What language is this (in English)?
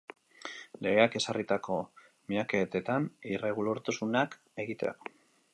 Basque